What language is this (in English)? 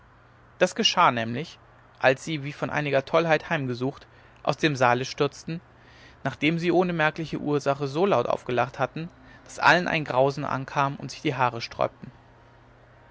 German